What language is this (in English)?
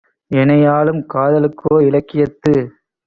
Tamil